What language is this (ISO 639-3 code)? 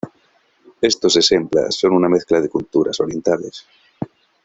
spa